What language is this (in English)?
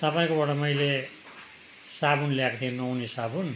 Nepali